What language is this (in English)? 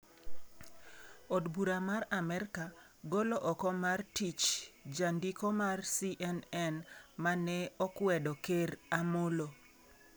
Luo (Kenya and Tanzania)